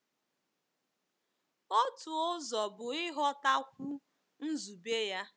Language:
Igbo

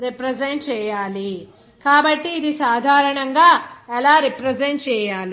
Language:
Telugu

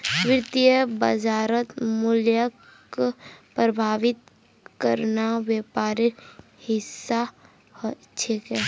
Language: Magahi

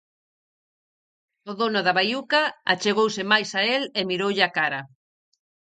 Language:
Galician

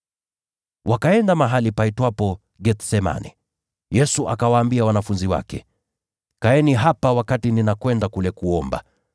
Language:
Swahili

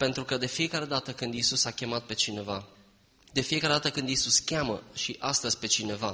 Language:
Romanian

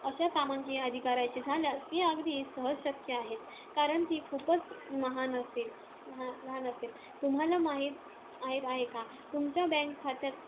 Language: Marathi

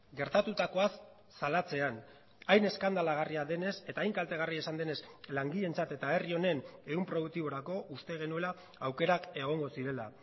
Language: Basque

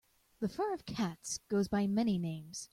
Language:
English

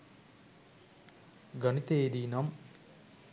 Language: Sinhala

